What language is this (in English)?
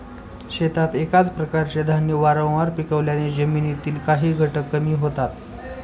Marathi